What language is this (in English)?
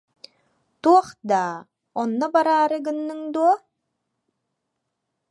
Yakut